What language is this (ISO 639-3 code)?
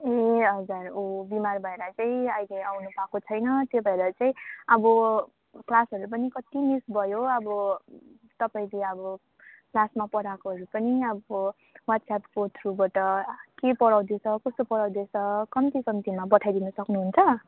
nep